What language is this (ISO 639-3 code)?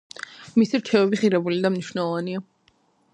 kat